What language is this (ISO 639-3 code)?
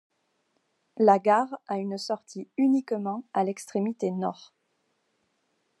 fra